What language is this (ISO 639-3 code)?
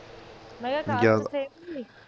pan